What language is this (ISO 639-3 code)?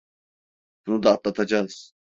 tur